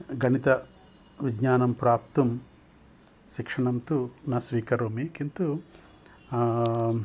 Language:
Sanskrit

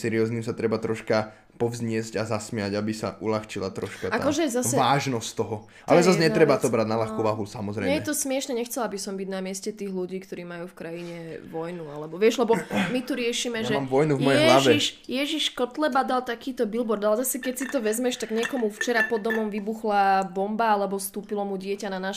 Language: Slovak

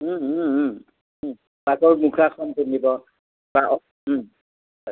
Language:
Assamese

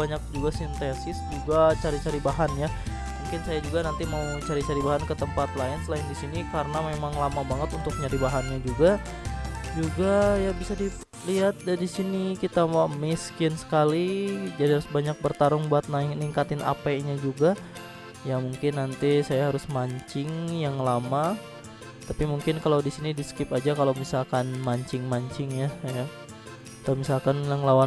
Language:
Indonesian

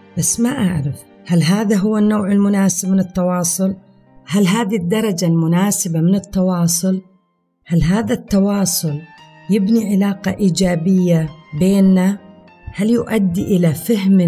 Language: Arabic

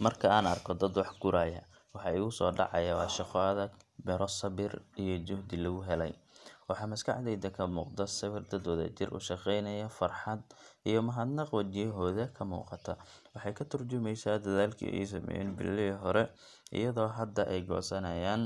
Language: Somali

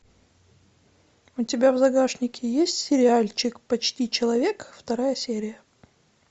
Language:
Russian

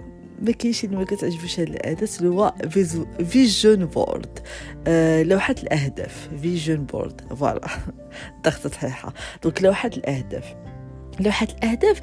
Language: Arabic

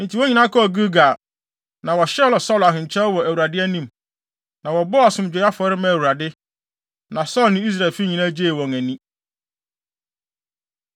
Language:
Akan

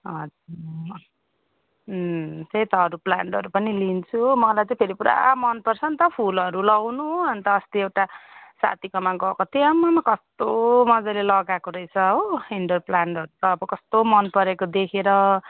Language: Nepali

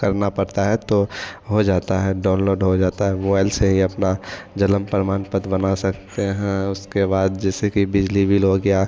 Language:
Hindi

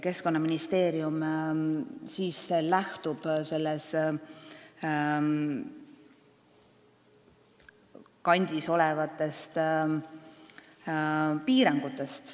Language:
Estonian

